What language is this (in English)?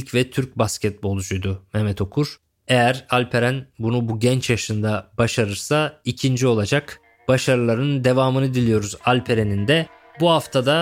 Turkish